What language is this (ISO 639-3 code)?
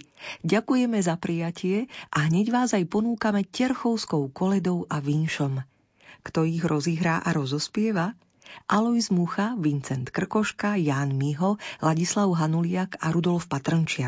slk